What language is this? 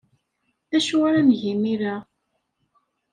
Kabyle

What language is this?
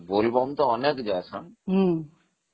Odia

